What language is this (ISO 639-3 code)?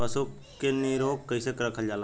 bho